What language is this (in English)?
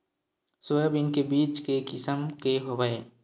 Chhattisgarhi